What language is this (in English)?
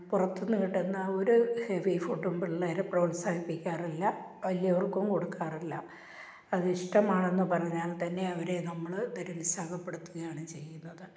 Malayalam